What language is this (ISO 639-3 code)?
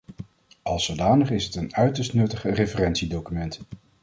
nld